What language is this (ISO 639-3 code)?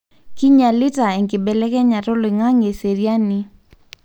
mas